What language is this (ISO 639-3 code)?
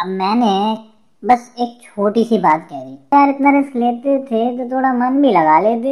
hin